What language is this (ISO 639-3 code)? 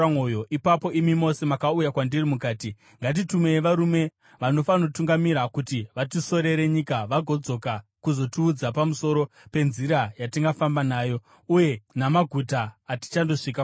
sna